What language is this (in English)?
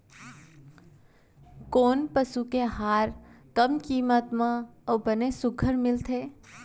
Chhattisgarhi